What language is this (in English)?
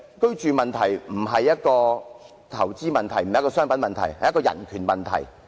Cantonese